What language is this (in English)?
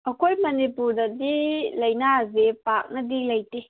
Manipuri